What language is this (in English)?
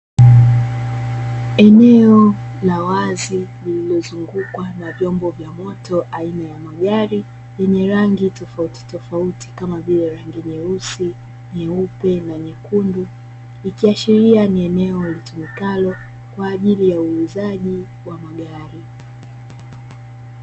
Swahili